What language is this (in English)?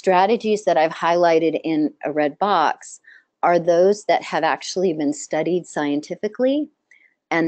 English